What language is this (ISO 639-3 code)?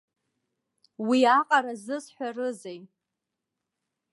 abk